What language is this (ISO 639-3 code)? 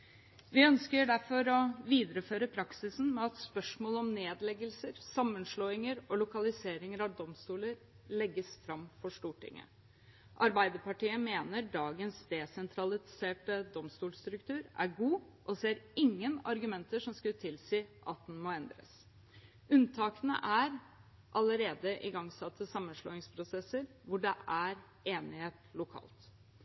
nob